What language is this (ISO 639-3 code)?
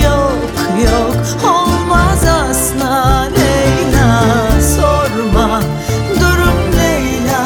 tur